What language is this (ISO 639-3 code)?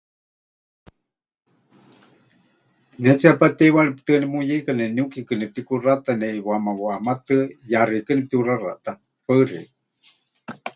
hch